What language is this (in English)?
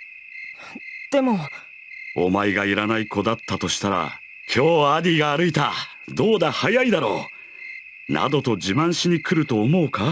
Japanese